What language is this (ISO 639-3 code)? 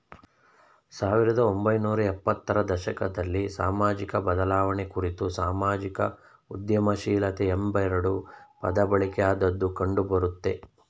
kan